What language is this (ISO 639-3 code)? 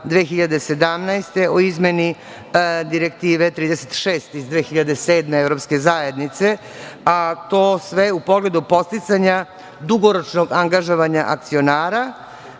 srp